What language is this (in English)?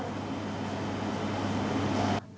Vietnamese